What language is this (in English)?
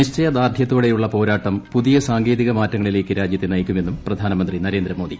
Malayalam